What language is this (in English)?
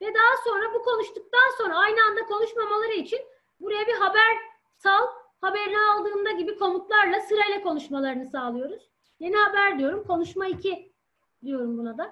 Turkish